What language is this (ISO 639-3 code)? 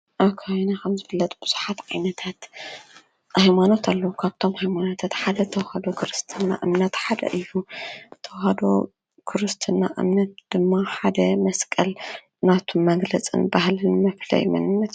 tir